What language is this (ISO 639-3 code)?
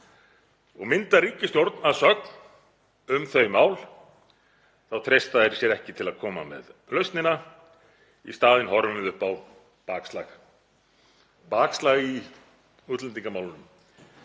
isl